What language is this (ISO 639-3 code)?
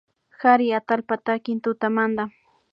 qvi